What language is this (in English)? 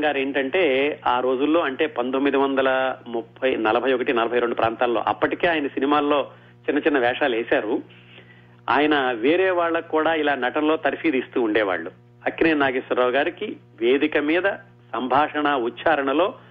Telugu